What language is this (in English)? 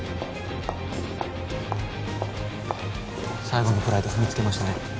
Japanese